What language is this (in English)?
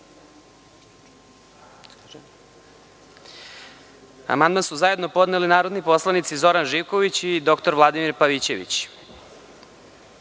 Serbian